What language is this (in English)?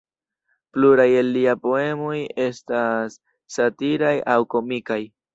Esperanto